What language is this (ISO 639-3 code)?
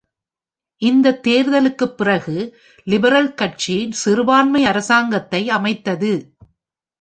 tam